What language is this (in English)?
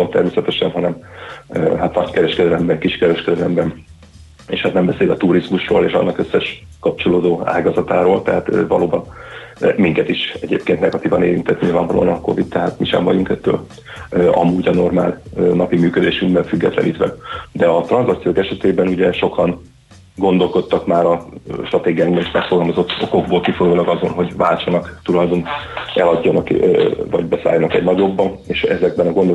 Hungarian